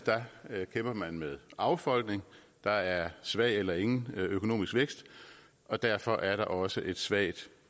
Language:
Danish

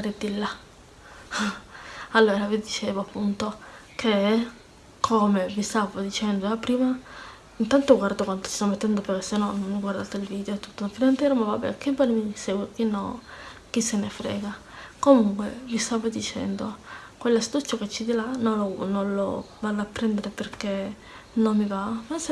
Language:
Italian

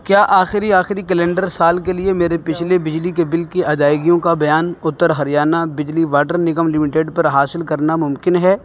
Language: Urdu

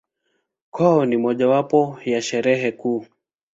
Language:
Swahili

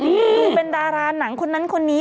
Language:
Thai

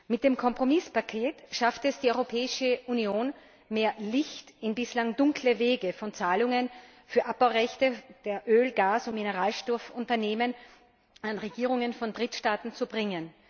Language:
German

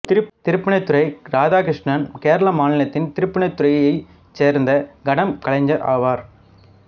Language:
Tamil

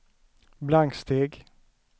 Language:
Swedish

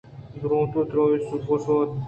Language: Eastern Balochi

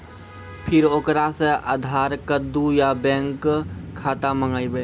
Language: Maithili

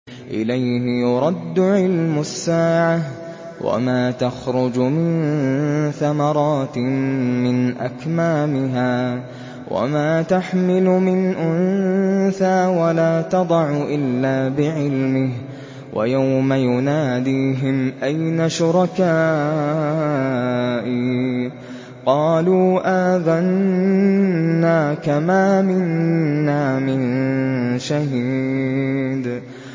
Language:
Arabic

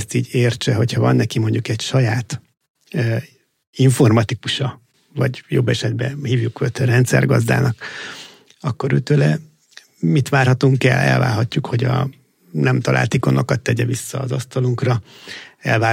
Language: Hungarian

